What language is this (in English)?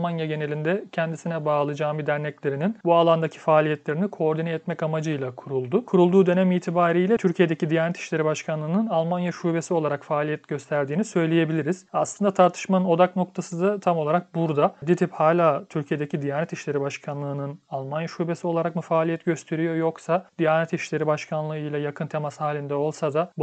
Turkish